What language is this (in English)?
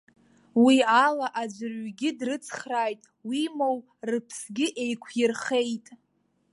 Abkhazian